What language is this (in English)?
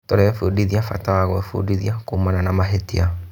Kikuyu